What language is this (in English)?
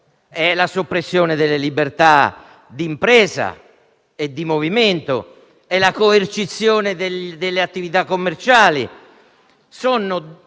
Italian